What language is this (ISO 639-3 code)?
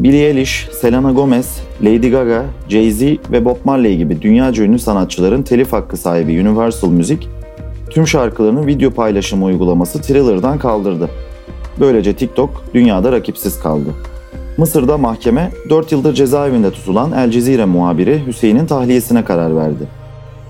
tur